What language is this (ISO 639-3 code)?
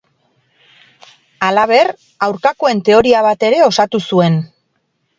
eus